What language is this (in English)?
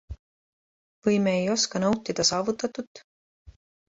Estonian